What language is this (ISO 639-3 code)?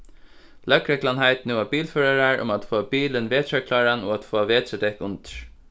fao